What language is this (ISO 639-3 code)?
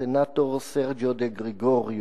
heb